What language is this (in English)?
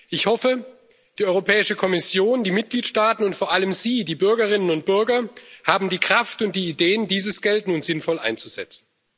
German